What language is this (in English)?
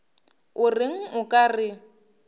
Northern Sotho